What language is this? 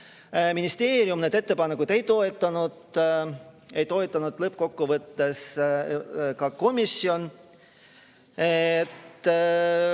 Estonian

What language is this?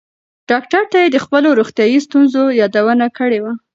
Pashto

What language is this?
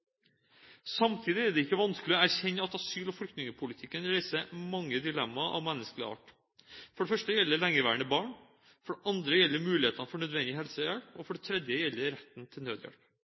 Norwegian Bokmål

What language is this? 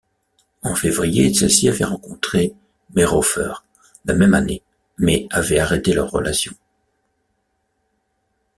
French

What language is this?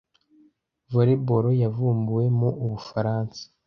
Kinyarwanda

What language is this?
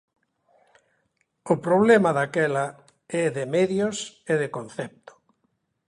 Galician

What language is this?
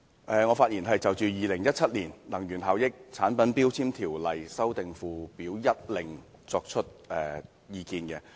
Cantonese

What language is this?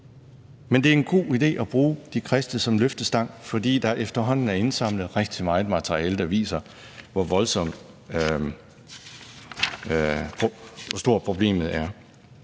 Danish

